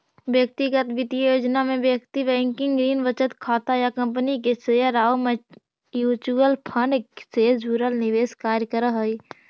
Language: Magahi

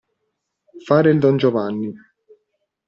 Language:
Italian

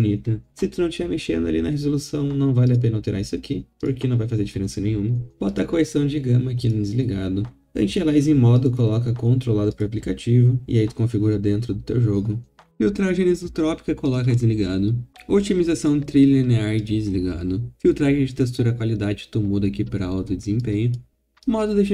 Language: Portuguese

